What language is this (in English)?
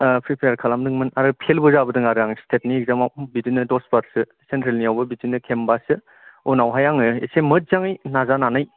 Bodo